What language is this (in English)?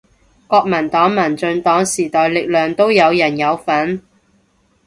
Cantonese